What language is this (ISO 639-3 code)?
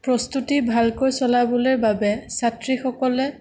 asm